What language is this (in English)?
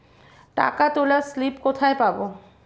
Bangla